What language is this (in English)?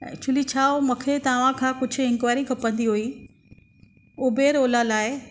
Sindhi